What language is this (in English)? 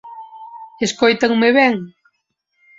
Galician